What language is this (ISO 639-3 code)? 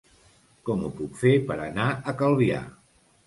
cat